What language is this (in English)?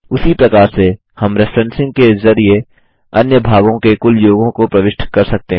Hindi